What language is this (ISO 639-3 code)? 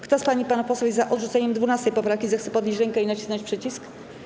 pol